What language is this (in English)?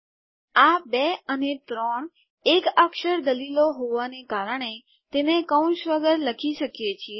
Gujarati